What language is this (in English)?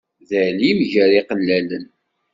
Kabyle